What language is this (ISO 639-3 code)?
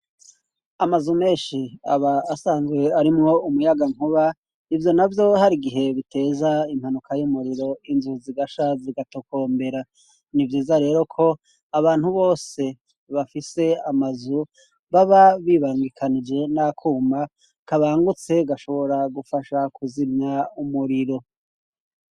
run